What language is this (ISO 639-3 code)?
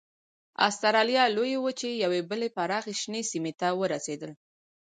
pus